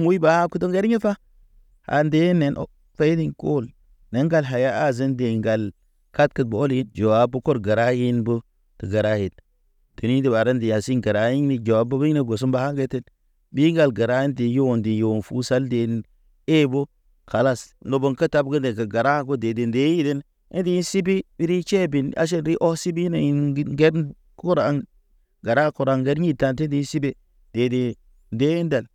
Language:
Naba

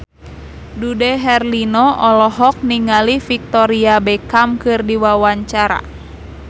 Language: Sundanese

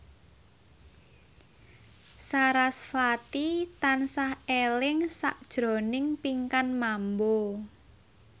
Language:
Javanese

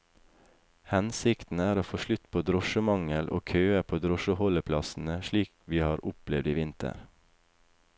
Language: Norwegian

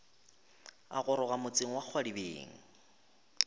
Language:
Northern Sotho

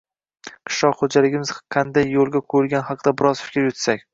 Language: Uzbek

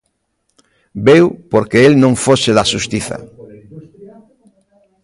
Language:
Galician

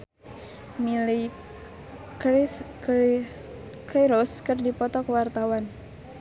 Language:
Sundanese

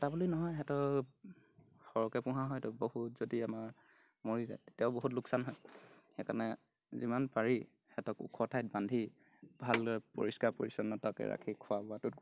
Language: Assamese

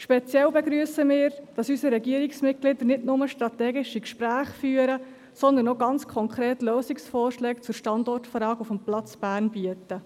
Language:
Swiss German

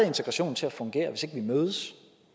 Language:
Danish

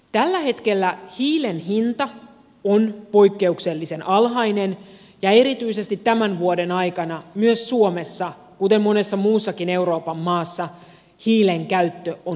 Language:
Finnish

